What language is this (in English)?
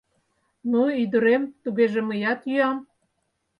Mari